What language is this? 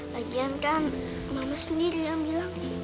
Indonesian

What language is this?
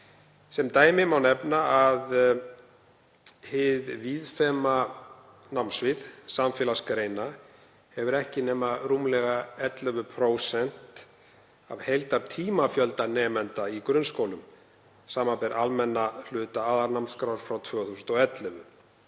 Icelandic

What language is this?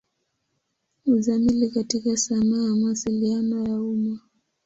Swahili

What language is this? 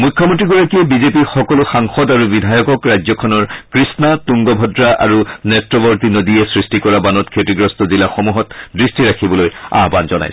Assamese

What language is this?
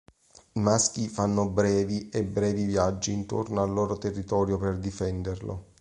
Italian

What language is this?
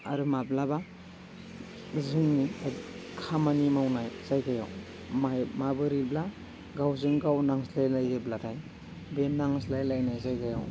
Bodo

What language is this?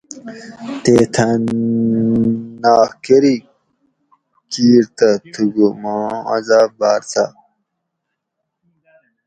Gawri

